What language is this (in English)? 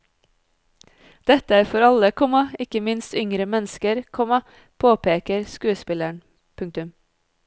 Norwegian